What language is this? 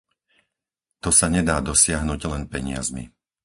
Slovak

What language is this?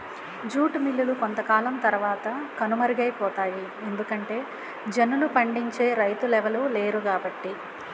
Telugu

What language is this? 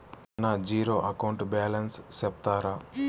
Telugu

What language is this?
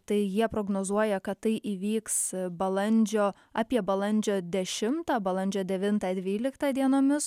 Lithuanian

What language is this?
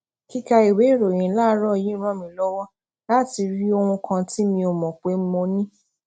Yoruba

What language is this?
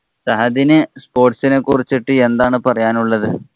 Malayalam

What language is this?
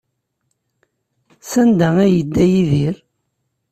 Kabyle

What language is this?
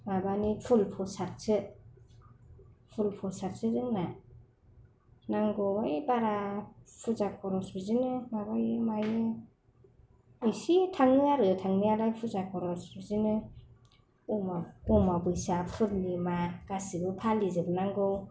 Bodo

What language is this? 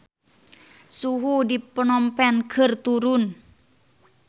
Sundanese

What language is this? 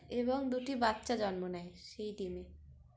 Bangla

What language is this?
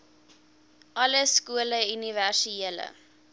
Afrikaans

